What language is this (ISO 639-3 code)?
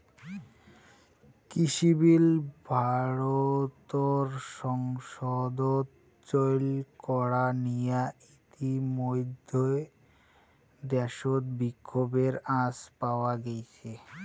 ben